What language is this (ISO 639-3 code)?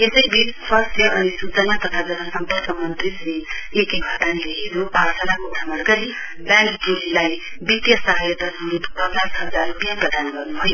nep